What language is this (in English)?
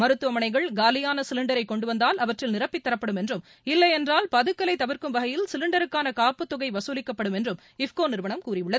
Tamil